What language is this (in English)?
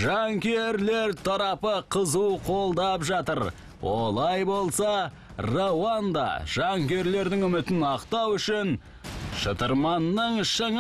Turkish